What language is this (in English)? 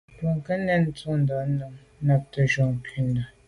Medumba